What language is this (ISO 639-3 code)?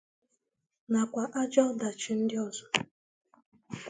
ibo